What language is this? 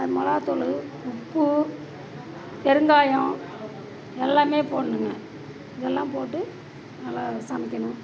Tamil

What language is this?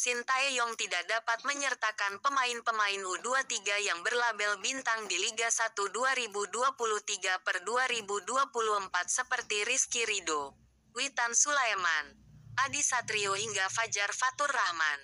Indonesian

